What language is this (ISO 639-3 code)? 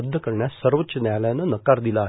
mar